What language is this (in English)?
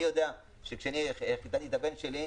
Hebrew